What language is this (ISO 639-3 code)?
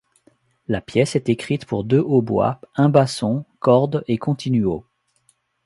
fra